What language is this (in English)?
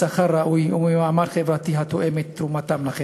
Hebrew